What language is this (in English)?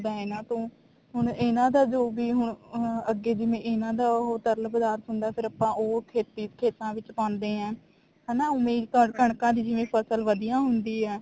Punjabi